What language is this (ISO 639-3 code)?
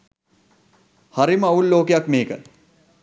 sin